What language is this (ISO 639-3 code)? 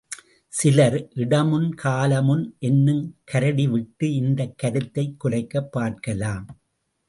tam